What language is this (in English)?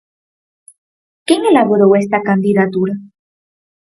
Galician